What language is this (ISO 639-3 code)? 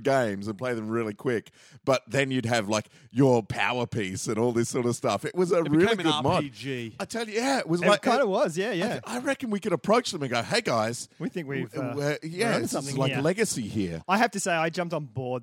eng